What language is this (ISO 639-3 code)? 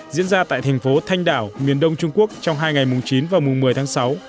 vie